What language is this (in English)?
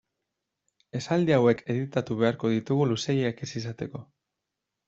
Basque